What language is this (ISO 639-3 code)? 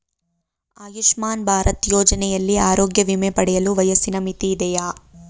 kan